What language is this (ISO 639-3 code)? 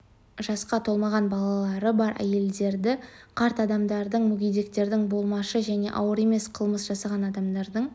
kaz